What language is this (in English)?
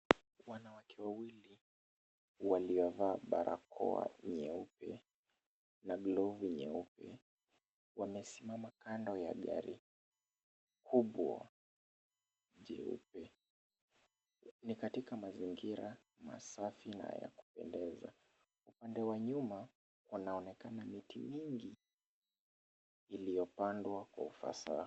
Swahili